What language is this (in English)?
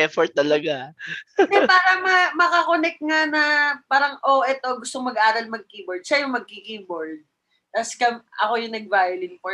Filipino